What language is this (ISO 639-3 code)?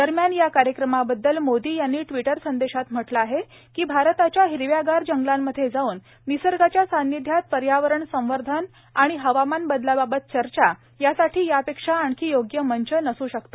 mar